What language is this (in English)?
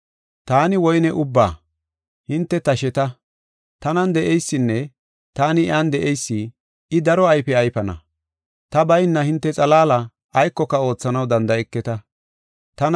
Gofa